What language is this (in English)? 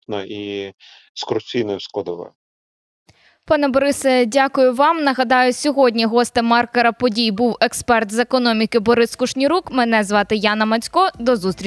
Ukrainian